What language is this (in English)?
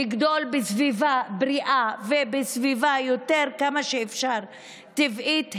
Hebrew